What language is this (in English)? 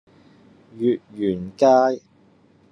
Cantonese